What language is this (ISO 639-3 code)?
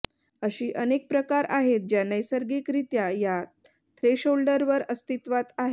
mar